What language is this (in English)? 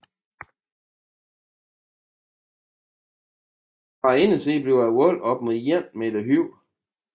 Danish